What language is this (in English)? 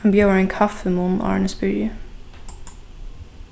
Faroese